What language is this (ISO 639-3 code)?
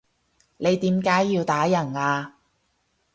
yue